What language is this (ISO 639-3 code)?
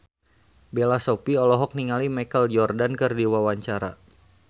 sun